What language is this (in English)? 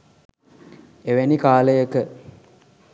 Sinhala